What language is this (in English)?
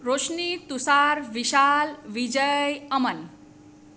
Gujarati